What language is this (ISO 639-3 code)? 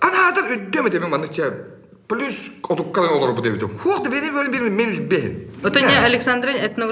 rus